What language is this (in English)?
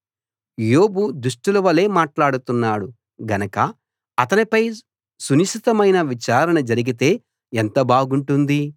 Telugu